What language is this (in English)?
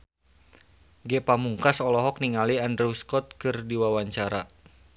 Sundanese